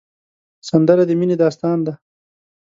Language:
Pashto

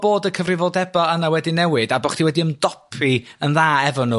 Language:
Welsh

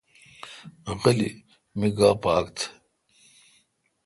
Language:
Kalkoti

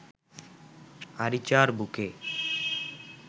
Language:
Bangla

